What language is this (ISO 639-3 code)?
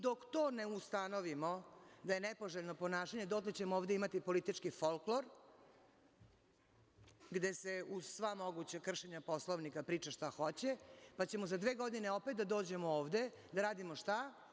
srp